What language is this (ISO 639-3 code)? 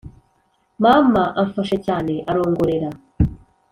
kin